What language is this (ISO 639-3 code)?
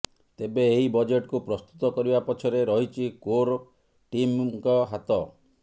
ori